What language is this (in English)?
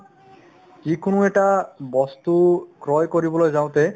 Assamese